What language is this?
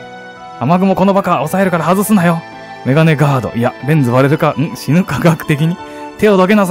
Japanese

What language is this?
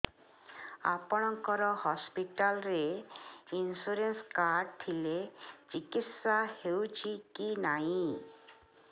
Odia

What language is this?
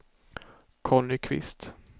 Swedish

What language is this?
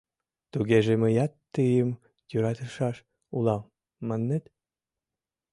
Mari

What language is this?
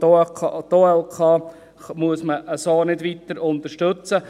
Swiss German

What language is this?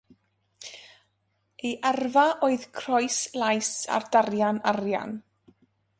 Welsh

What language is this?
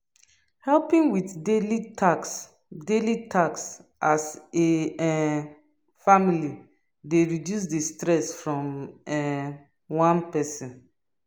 Nigerian Pidgin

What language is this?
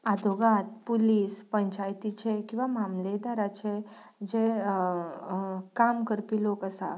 Konkani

